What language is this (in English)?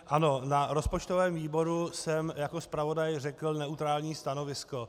Czech